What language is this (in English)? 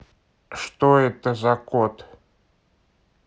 Russian